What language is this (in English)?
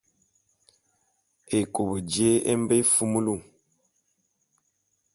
Bulu